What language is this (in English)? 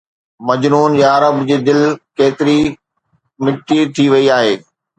Sindhi